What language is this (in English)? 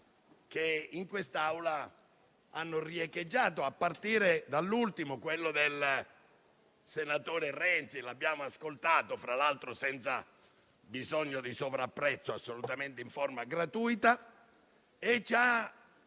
Italian